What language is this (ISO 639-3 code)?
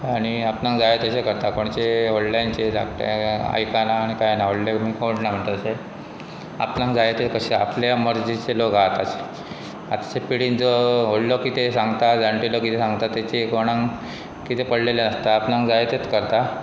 kok